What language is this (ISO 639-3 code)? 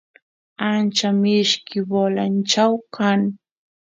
qus